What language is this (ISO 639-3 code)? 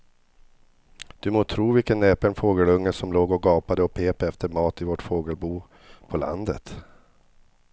swe